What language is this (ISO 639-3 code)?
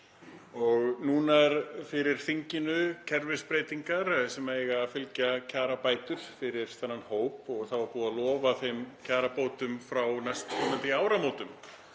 isl